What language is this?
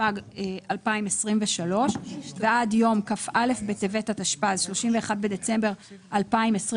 Hebrew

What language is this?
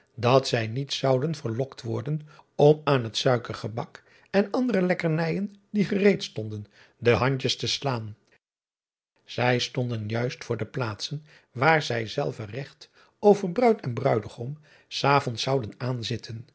Dutch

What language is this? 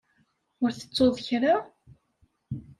Kabyle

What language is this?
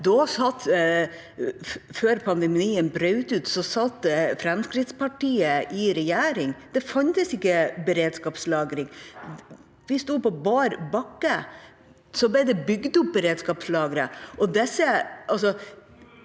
Norwegian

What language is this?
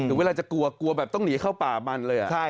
Thai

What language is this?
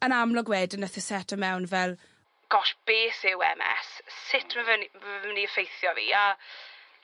Welsh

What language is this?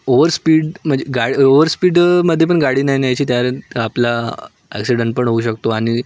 Marathi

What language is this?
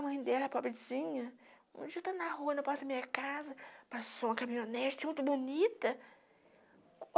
Portuguese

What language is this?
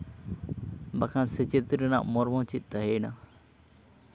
Santali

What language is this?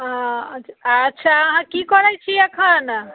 Maithili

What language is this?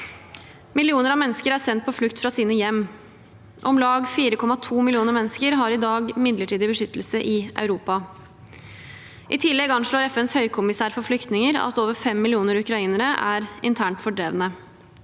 Norwegian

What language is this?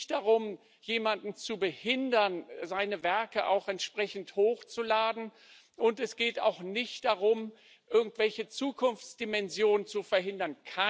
German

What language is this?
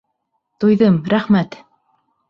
Bashkir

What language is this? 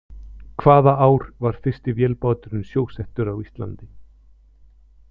Icelandic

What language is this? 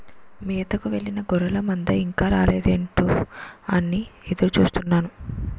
Telugu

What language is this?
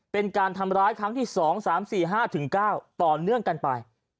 Thai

